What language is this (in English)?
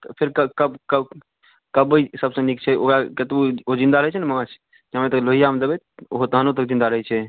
Maithili